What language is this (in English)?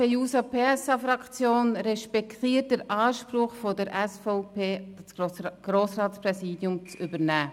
Swiss German